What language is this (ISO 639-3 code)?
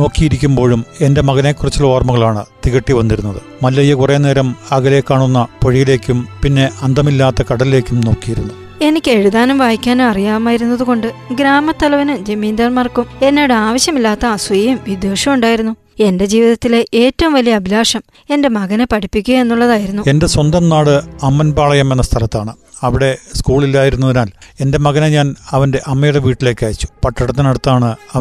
mal